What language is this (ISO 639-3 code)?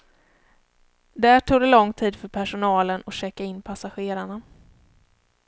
swe